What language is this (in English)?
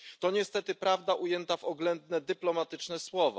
Polish